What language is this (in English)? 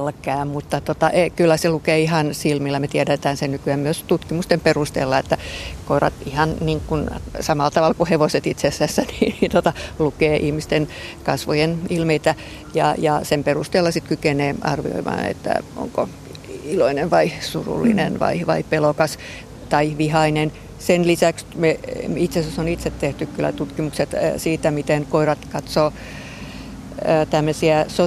Finnish